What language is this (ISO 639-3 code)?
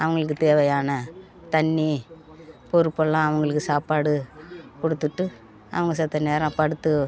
tam